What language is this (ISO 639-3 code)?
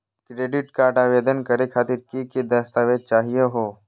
mag